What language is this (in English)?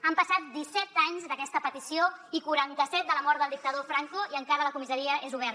Catalan